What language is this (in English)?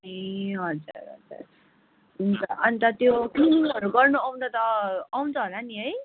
Nepali